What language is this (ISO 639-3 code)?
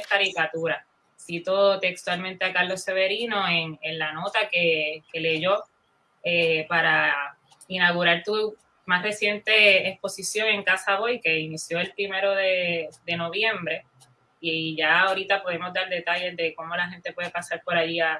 spa